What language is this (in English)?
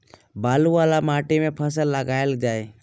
Maithili